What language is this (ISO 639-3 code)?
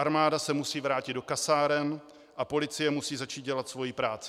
ces